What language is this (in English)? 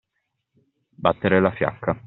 Italian